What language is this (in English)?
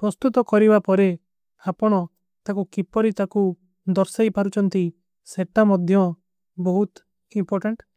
Kui (India)